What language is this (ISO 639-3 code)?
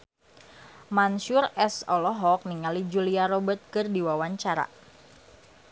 sun